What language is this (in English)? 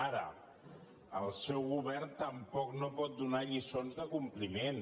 Catalan